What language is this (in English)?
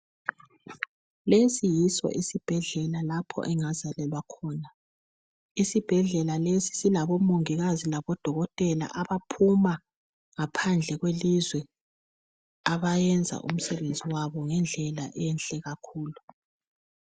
North Ndebele